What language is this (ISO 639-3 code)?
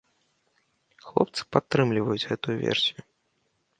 bel